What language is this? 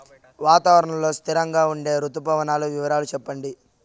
Telugu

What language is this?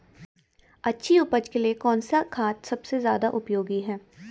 Hindi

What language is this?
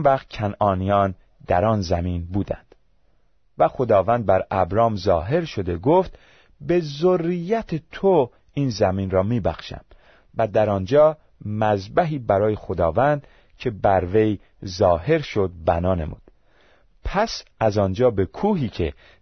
Persian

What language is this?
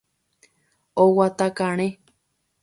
Guarani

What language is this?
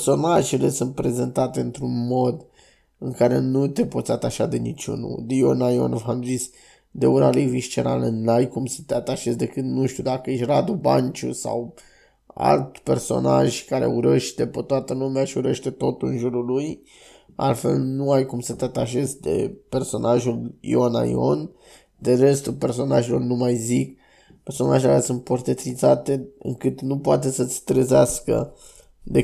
Romanian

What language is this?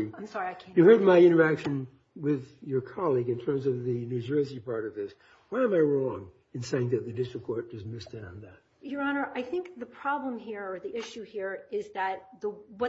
English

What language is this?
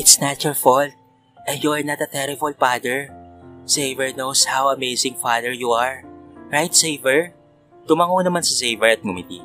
Filipino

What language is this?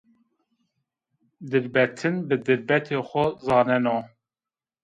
Zaza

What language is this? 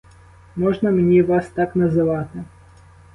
Ukrainian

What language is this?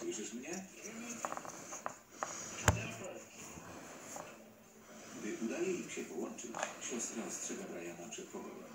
Polish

